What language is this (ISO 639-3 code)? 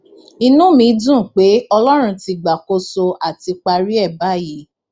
yor